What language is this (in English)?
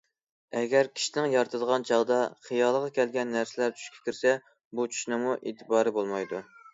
Uyghur